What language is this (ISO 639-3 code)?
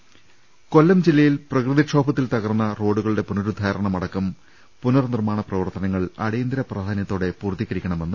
mal